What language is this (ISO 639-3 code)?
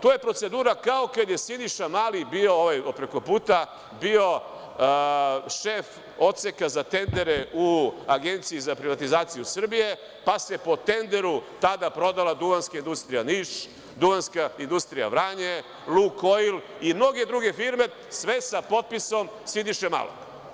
srp